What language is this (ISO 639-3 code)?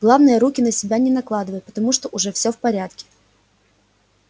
rus